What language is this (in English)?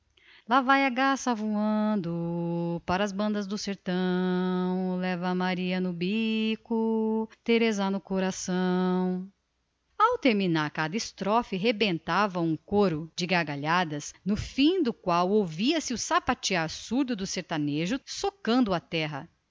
Portuguese